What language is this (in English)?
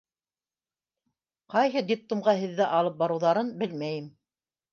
Bashkir